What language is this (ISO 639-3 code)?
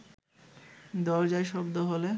ben